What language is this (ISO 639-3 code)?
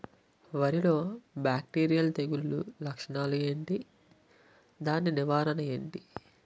tel